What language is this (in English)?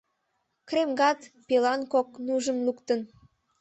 Mari